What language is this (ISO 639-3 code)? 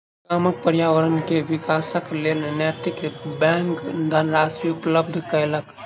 mai